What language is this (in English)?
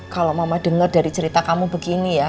Indonesian